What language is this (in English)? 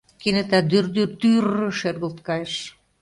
Mari